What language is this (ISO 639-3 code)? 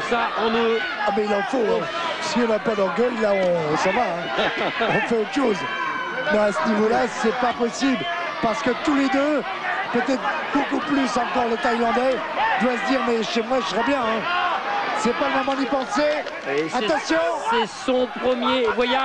fra